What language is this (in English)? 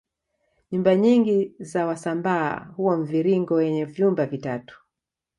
Swahili